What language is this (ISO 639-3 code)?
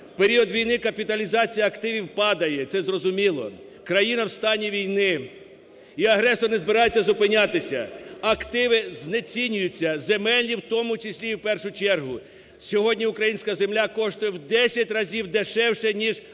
ukr